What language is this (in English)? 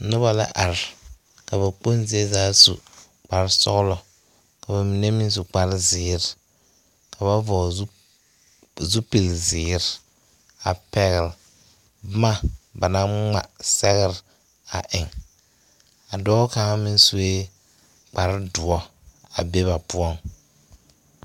Southern Dagaare